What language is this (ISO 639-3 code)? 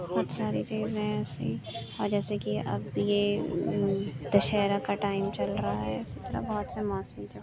urd